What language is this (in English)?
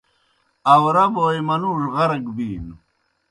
Kohistani Shina